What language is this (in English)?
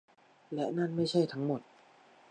Thai